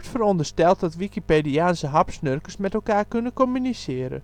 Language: Dutch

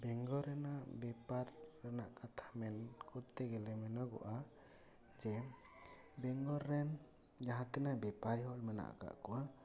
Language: Santali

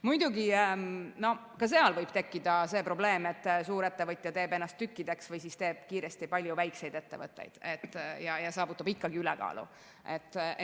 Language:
Estonian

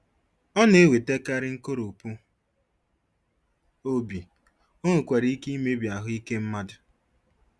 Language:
Igbo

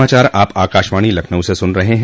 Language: Hindi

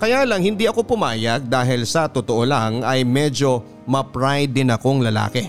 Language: Filipino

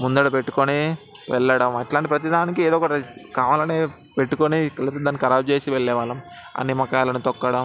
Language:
Telugu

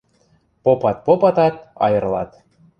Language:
Western Mari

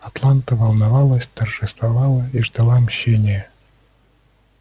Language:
Russian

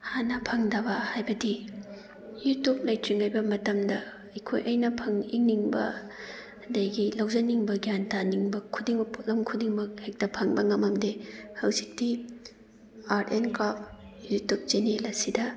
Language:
Manipuri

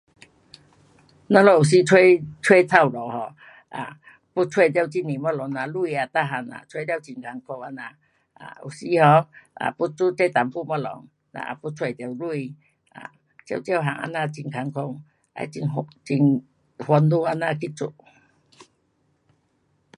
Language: Pu-Xian Chinese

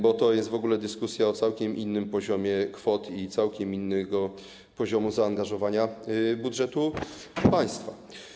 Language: Polish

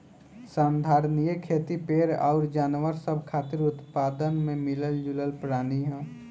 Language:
Bhojpuri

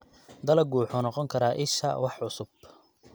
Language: Somali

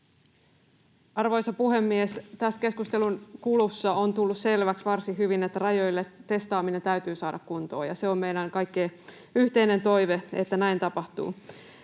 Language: Finnish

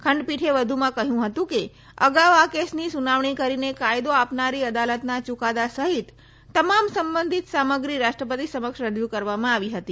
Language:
Gujarati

